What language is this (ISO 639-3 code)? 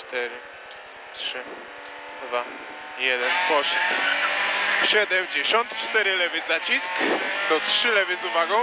pol